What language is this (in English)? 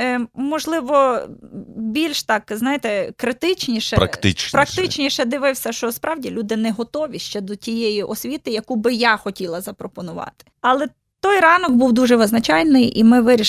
Ukrainian